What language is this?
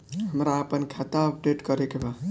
Bhojpuri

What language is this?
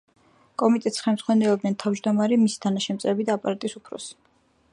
Georgian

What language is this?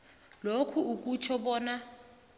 South Ndebele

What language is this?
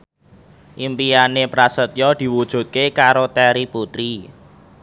Javanese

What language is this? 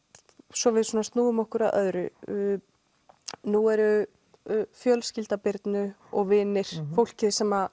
Icelandic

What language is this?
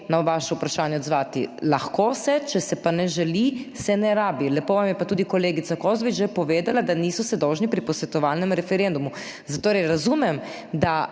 Slovenian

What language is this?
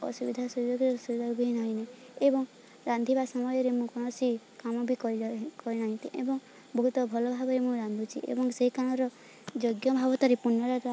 Odia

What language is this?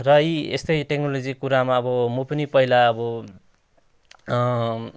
Nepali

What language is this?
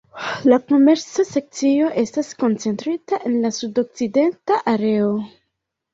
Esperanto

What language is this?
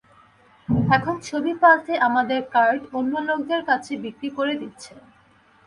Bangla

